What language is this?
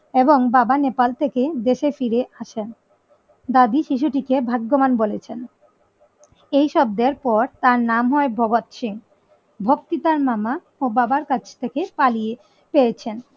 Bangla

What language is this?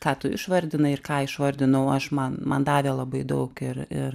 Lithuanian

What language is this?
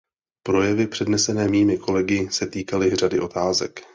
Czech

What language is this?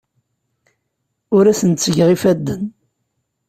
Kabyle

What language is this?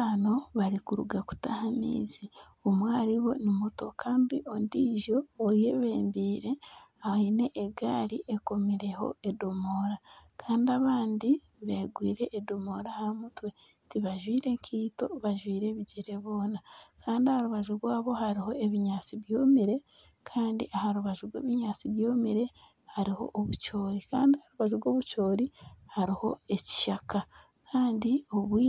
Nyankole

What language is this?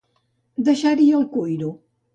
Catalan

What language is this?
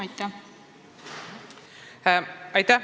Estonian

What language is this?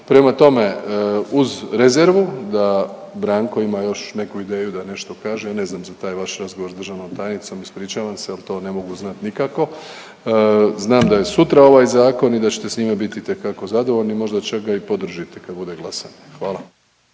Croatian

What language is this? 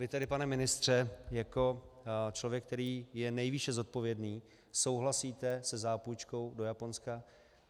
Czech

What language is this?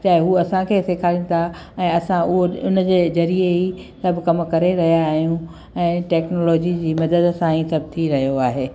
Sindhi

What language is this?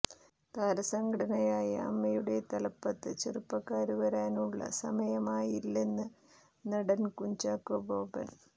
Malayalam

